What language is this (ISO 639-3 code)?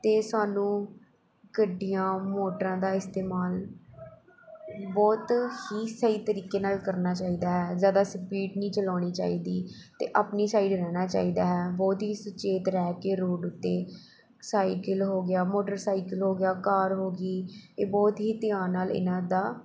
pan